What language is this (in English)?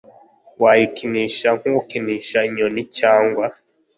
Kinyarwanda